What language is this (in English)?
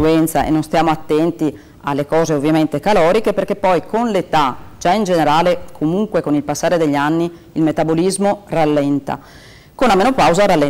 Italian